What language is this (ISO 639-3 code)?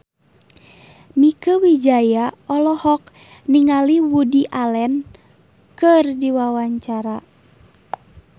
sun